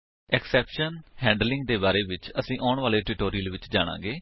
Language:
Punjabi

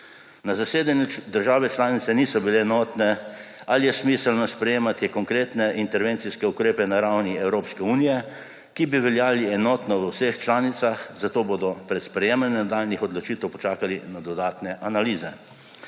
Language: Slovenian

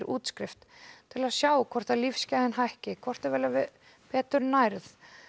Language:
Icelandic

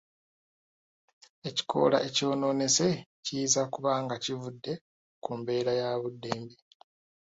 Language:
Ganda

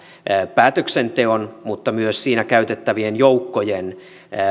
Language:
Finnish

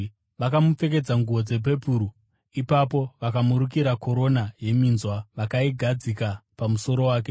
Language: Shona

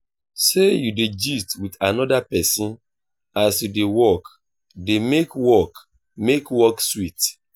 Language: Nigerian Pidgin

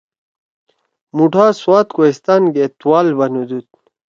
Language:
Torwali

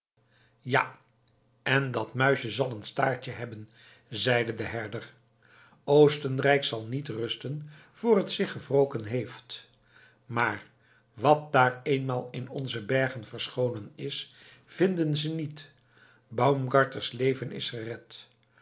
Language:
Dutch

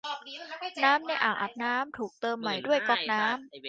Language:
Thai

